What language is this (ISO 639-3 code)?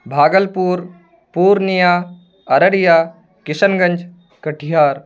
urd